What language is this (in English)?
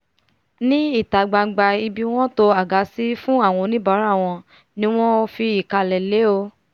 Yoruba